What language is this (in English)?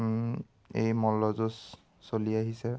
Assamese